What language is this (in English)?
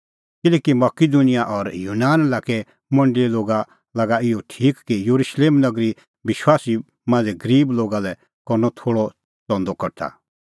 Kullu Pahari